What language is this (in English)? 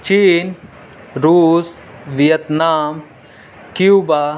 Urdu